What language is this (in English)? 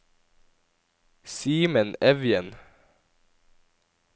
Norwegian